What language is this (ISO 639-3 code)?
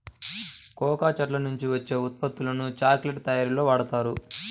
tel